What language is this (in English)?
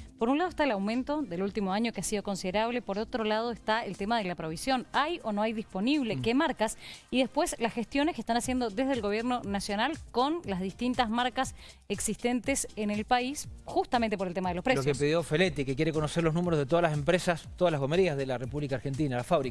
Spanish